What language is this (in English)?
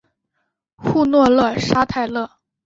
Chinese